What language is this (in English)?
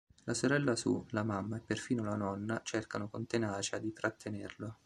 Italian